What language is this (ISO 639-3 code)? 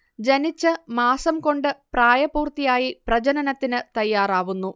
mal